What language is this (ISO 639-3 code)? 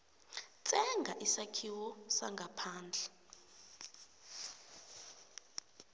nbl